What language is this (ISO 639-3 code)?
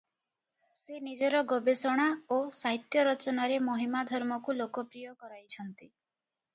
ori